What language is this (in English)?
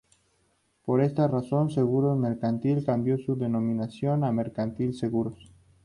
Spanish